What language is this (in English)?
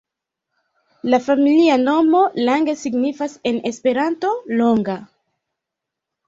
Esperanto